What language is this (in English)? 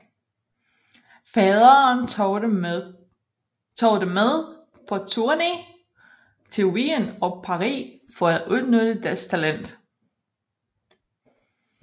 Danish